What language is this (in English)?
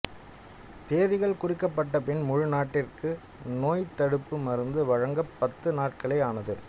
Tamil